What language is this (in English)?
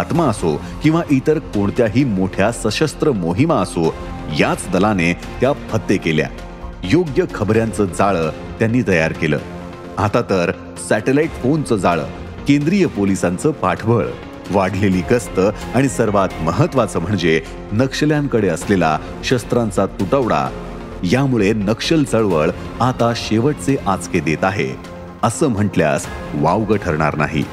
Marathi